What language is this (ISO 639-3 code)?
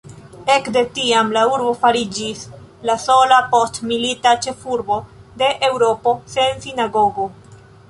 epo